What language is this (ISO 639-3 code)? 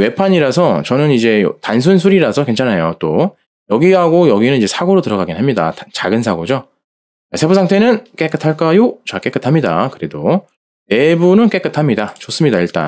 kor